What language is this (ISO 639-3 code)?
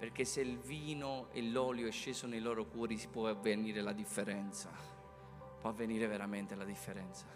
ita